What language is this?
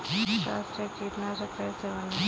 Hindi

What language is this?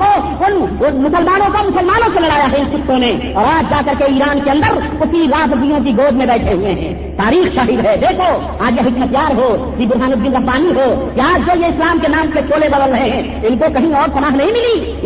Urdu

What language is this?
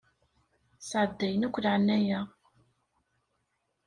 Kabyle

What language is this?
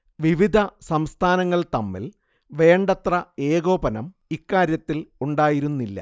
Malayalam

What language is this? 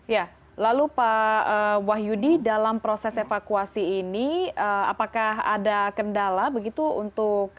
Indonesian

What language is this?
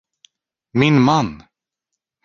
Swedish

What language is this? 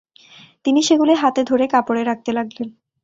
Bangla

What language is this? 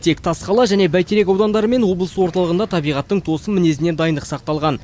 Kazakh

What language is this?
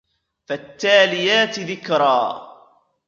Arabic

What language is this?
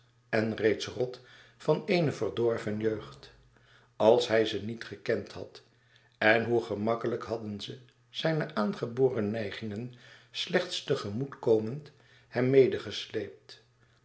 Dutch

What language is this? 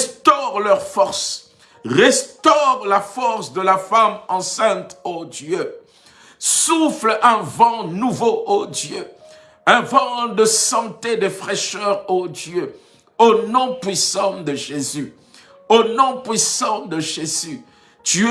French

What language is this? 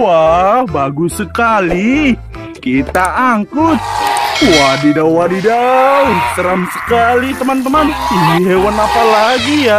Indonesian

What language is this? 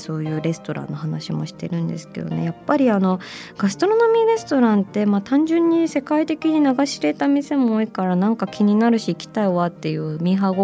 Japanese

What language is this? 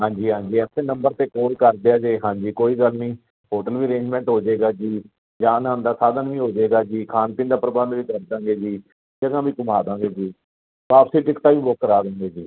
Punjabi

